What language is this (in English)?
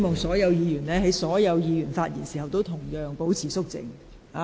Cantonese